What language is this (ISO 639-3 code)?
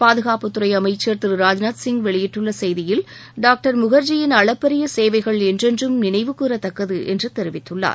tam